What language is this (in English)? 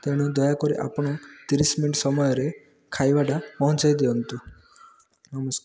Odia